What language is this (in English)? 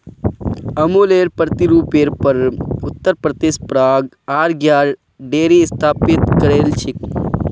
Magahi